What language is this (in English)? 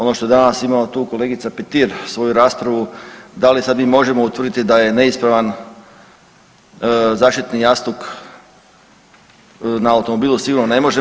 Croatian